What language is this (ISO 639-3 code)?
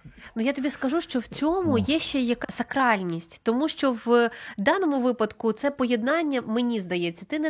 ukr